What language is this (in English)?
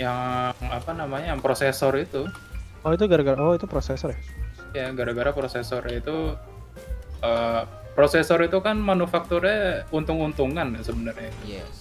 Indonesian